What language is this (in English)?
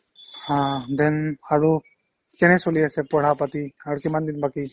Assamese